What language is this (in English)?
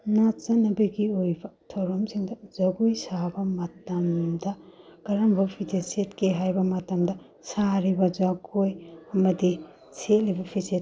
Manipuri